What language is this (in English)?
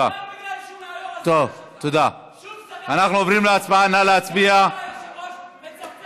Hebrew